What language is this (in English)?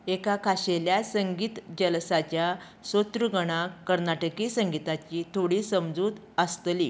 Konkani